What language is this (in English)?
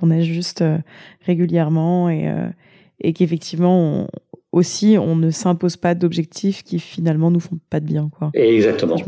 French